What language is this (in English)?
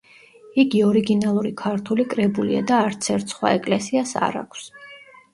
Georgian